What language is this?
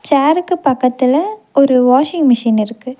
Tamil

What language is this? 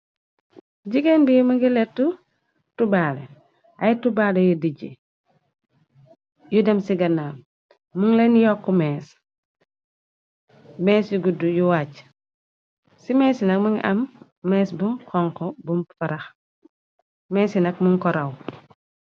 Wolof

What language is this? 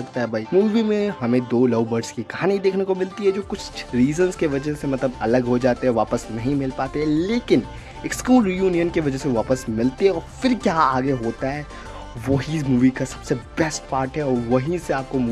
Hindi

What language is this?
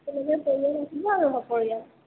Assamese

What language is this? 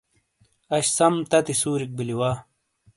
Shina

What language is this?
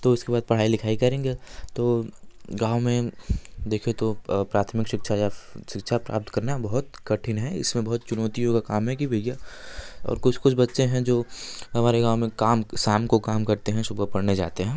Hindi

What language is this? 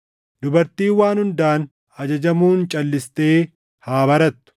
Oromo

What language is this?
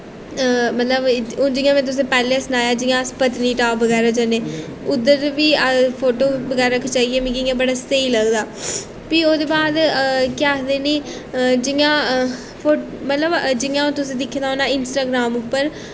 Dogri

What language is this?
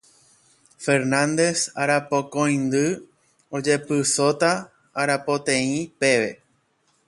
Guarani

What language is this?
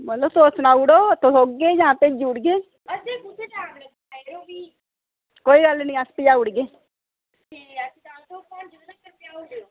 Dogri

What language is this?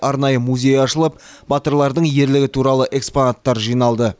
Kazakh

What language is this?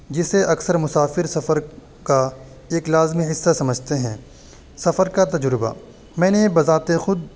Urdu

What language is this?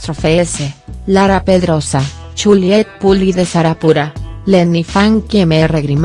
Spanish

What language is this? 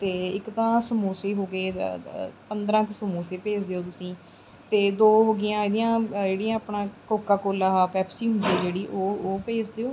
Punjabi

